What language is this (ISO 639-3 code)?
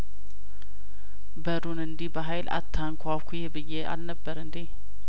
amh